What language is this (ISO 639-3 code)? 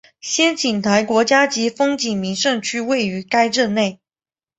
zho